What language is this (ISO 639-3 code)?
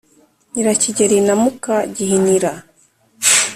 kin